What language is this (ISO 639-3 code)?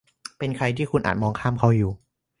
tha